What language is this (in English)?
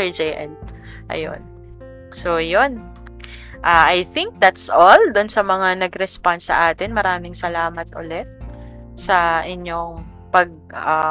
Filipino